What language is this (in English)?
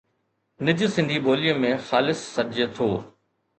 Sindhi